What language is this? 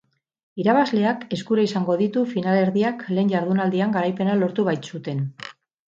Basque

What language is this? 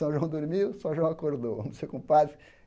Portuguese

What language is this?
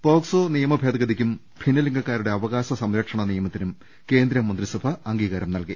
Malayalam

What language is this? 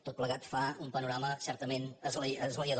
Catalan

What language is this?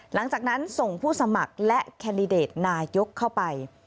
Thai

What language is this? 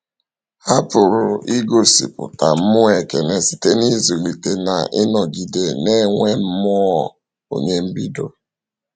Igbo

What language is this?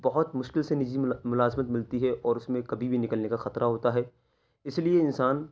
Urdu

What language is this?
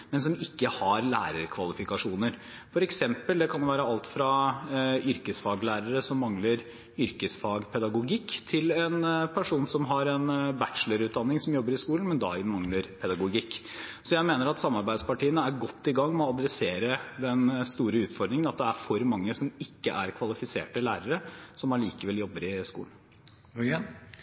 Norwegian Bokmål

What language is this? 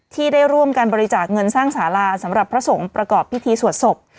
Thai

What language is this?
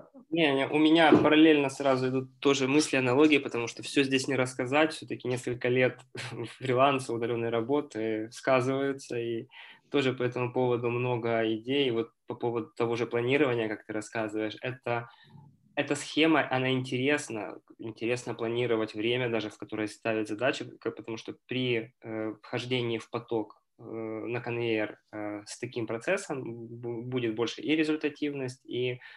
Russian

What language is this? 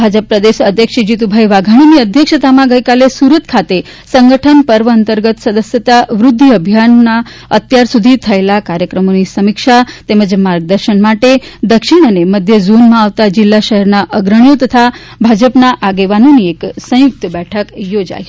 Gujarati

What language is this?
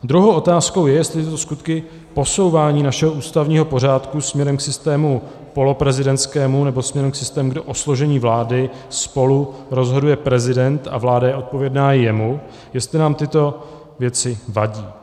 Czech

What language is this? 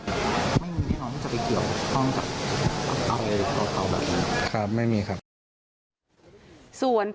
Thai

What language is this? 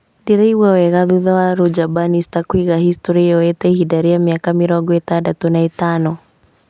Kikuyu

